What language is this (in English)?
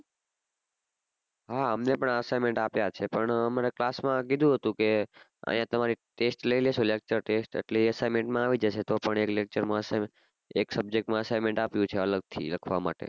Gujarati